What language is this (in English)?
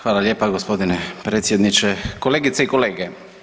Croatian